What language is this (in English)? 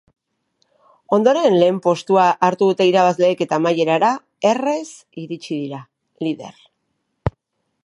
Basque